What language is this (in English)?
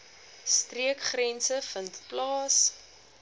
Afrikaans